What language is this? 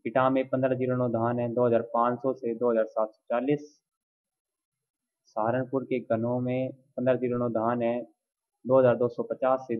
Hindi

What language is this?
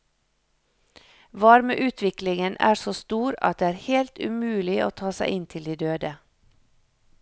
Norwegian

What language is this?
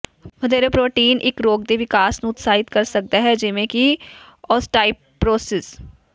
Punjabi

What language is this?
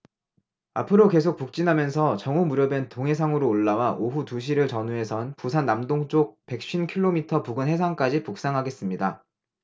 Korean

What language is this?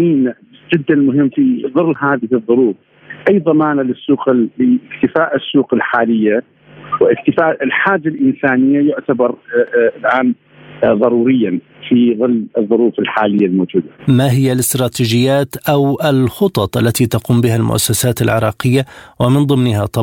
Arabic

